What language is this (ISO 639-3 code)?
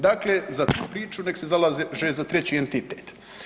hrv